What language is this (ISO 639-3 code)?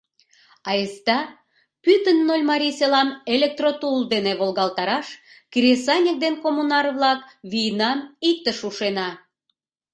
chm